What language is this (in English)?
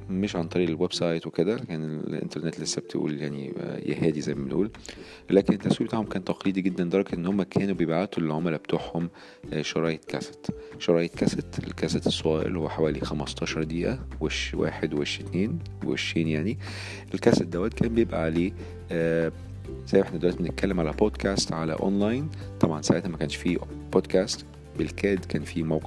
Arabic